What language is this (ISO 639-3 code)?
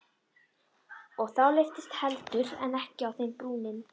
isl